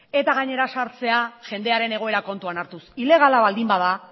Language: Basque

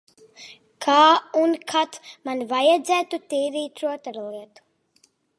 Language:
Latvian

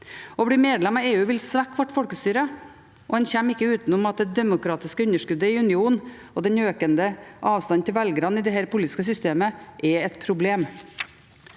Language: Norwegian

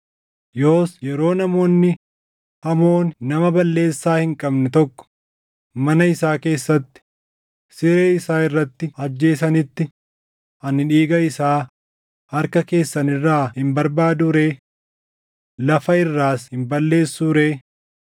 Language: Oromo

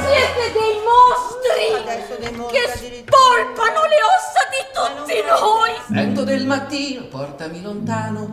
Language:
Italian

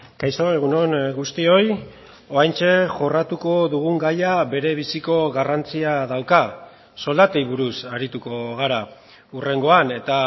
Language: Basque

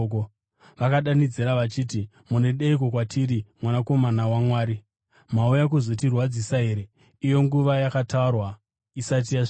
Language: Shona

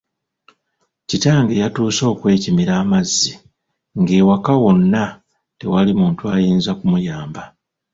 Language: Ganda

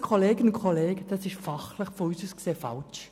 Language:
Swiss German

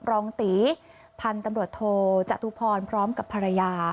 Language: Thai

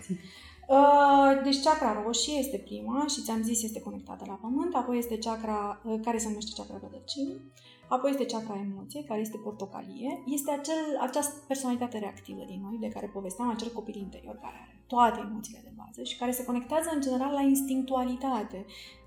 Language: Romanian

